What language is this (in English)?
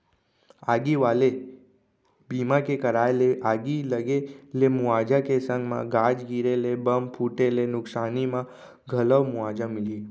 Chhattisgarhi